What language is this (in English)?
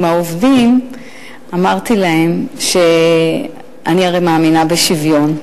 Hebrew